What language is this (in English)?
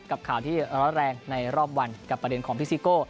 Thai